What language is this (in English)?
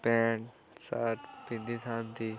Odia